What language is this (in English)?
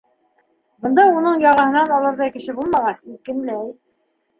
Bashkir